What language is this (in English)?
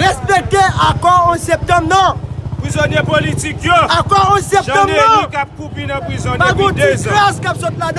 French